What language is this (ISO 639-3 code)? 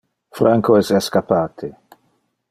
ina